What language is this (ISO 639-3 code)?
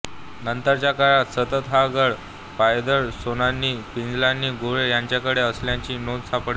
mar